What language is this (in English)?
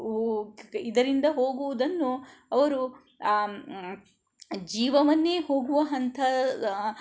Kannada